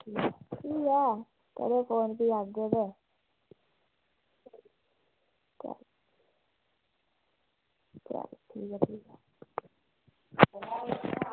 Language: Dogri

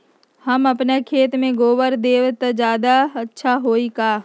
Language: Magahi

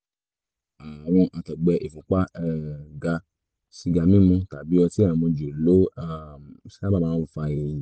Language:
Yoruba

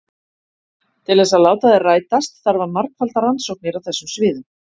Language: Icelandic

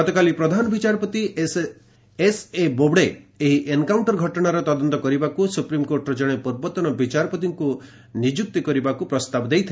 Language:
Odia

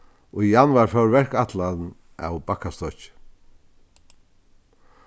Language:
Faroese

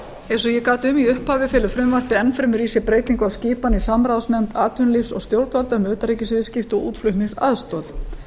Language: Icelandic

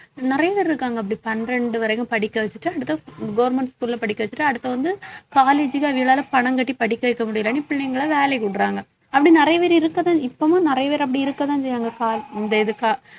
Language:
Tamil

